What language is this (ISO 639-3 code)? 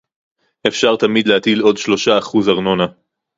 heb